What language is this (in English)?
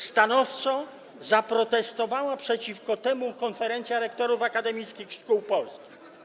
Polish